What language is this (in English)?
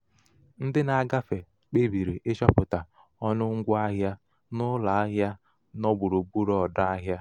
Igbo